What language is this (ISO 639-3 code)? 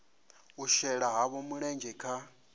ven